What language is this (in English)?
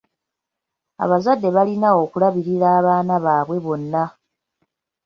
Ganda